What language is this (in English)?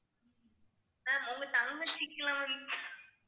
Tamil